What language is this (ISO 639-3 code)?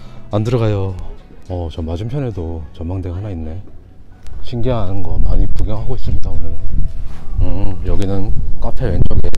kor